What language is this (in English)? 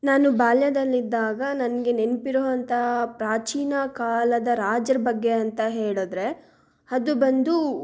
Kannada